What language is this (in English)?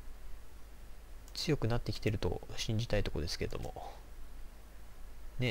Japanese